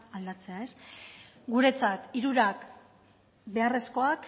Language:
Basque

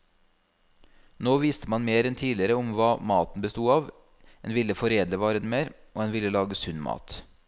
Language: Norwegian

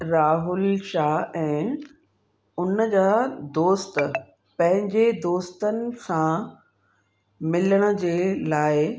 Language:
Sindhi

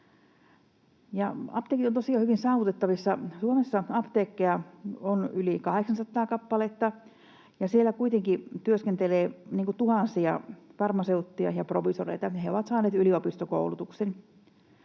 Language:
Finnish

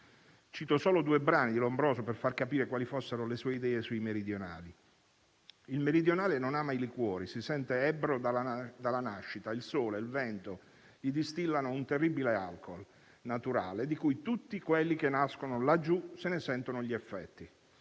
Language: Italian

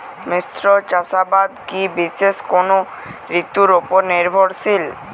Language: Bangla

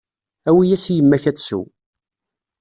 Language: Kabyle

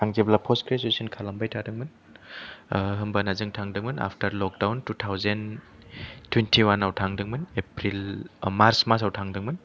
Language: Bodo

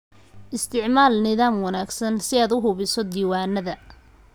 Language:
Somali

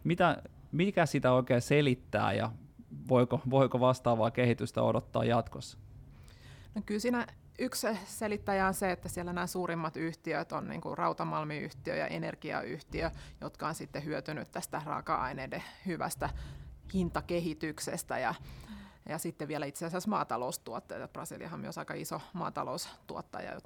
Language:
Finnish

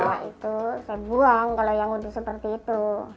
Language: Indonesian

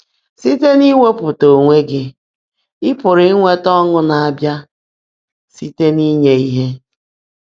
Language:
Igbo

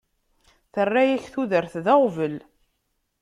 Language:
Kabyle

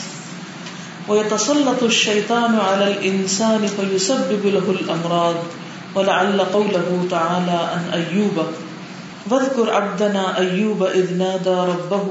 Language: Urdu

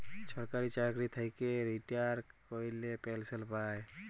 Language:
Bangla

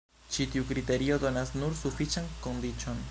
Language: Esperanto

